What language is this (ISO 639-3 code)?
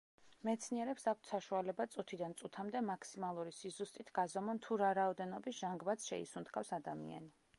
kat